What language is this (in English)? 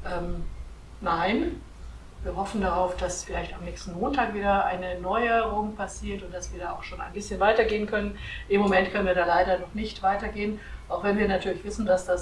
German